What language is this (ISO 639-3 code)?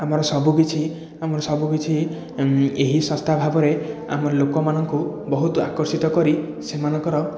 ori